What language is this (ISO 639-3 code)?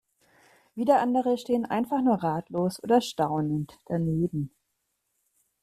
deu